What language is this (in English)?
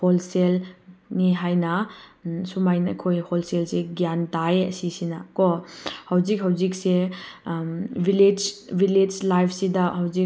Manipuri